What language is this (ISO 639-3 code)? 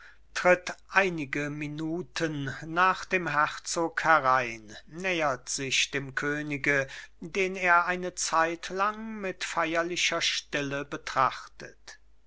deu